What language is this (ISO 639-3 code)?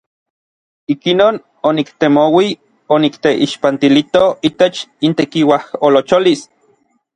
nlv